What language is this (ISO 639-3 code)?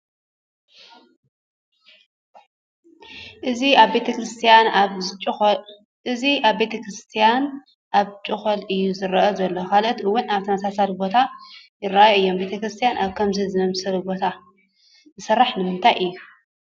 tir